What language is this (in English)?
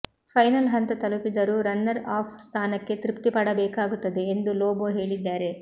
Kannada